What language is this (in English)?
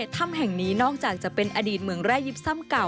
Thai